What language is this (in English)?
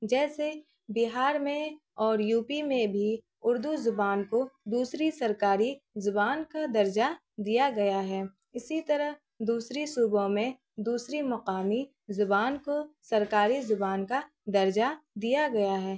Urdu